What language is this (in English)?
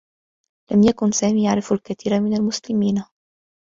Arabic